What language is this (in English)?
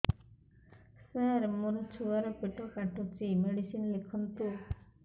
Odia